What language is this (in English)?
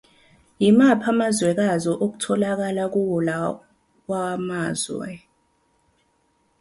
Zulu